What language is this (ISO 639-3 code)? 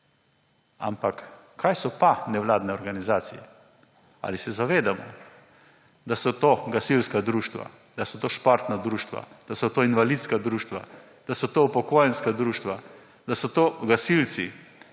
slv